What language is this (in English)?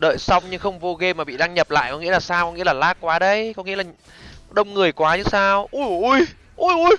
Vietnamese